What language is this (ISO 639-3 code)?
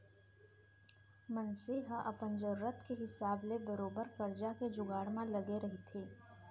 hne